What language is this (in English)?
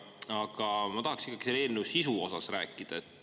Estonian